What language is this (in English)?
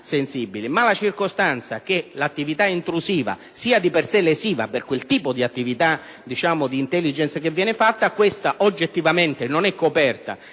Italian